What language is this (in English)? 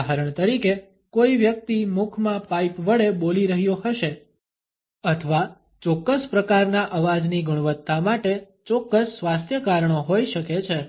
Gujarati